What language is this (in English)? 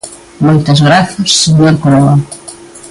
Galician